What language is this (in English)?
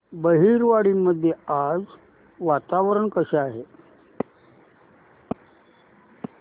Marathi